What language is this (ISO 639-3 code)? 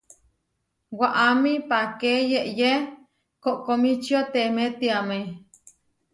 var